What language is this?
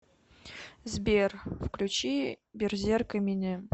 Russian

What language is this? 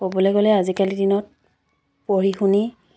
Assamese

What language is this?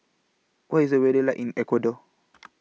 English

